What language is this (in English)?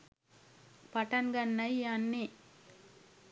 Sinhala